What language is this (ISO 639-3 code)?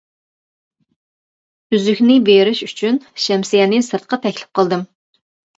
uig